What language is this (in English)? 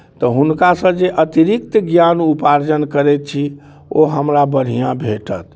Maithili